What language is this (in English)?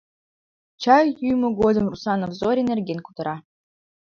Mari